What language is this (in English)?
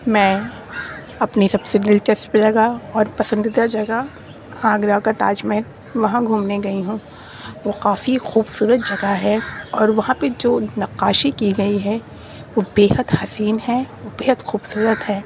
Urdu